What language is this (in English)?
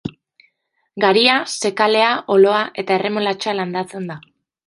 Basque